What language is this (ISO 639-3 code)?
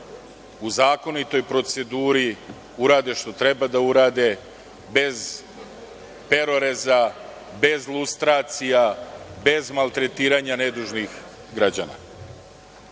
srp